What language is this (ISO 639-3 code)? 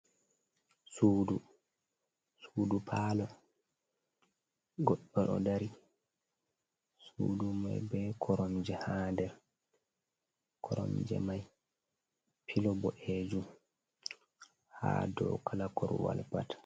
ful